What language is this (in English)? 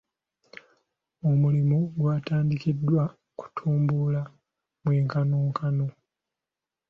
Ganda